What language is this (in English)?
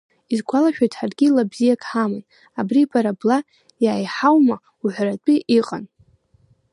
Abkhazian